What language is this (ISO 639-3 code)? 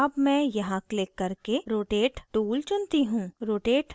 hin